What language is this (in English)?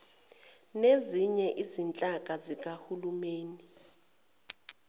Zulu